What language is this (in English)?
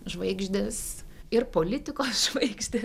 Lithuanian